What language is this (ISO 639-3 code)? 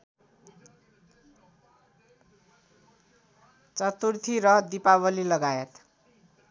nep